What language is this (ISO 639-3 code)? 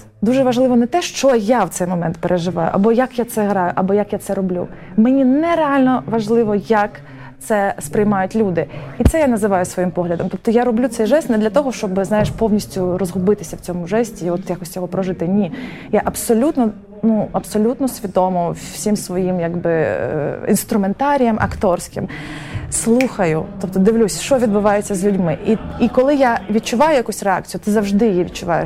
ukr